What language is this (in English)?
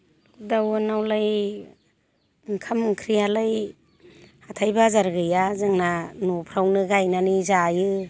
Bodo